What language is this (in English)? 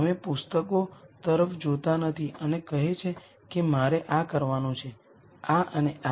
Gujarati